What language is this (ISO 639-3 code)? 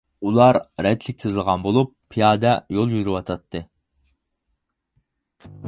uig